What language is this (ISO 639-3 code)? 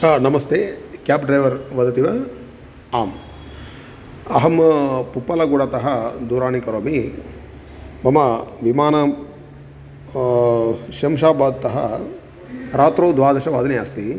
san